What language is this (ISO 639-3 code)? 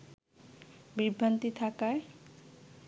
ben